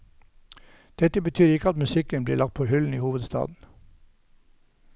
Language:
Norwegian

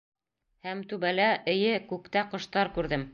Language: Bashkir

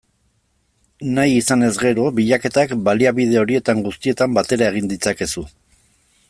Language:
Basque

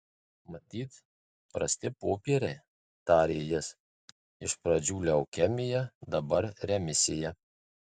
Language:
Lithuanian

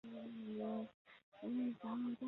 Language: Chinese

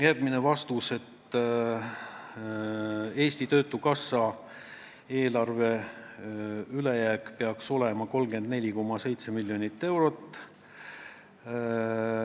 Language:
Estonian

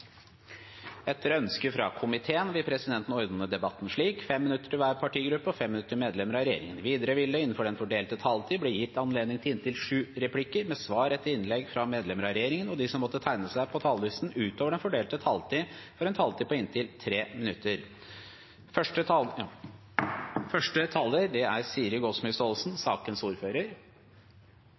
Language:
Norwegian Bokmål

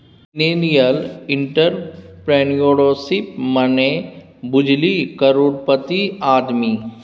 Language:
Maithili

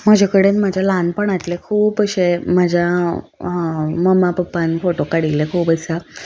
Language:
Konkani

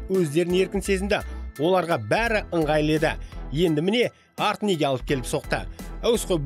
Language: Russian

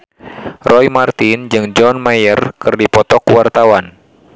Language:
Sundanese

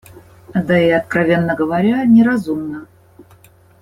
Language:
Russian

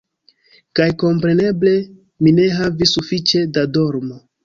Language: Esperanto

